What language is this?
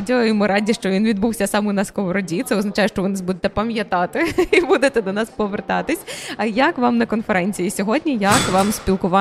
Ukrainian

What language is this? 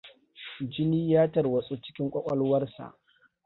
Hausa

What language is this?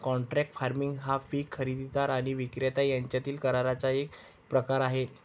Marathi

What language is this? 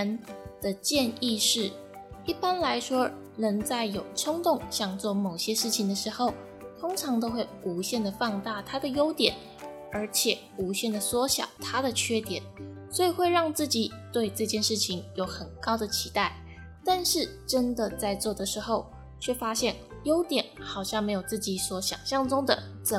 Chinese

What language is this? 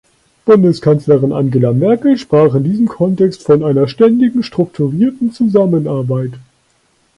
German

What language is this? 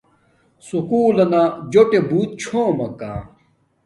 Domaaki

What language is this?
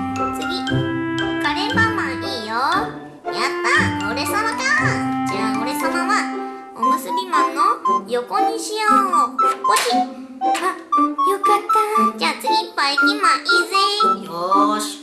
Japanese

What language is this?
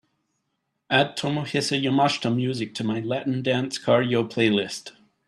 English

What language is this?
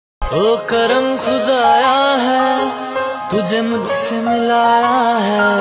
Arabic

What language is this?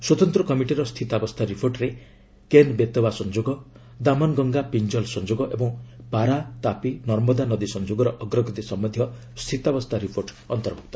Odia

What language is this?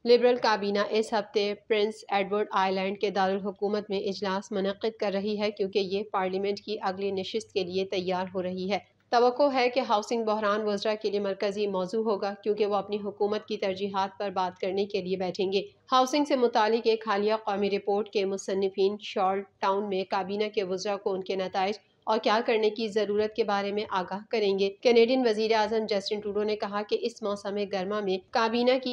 Hindi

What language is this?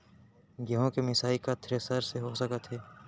Chhattisgarhi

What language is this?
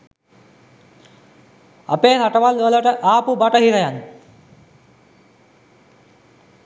Sinhala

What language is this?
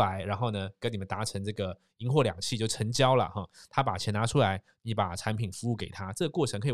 Chinese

